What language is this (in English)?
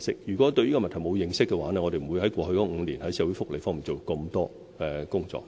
Cantonese